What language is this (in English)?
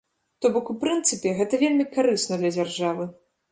Belarusian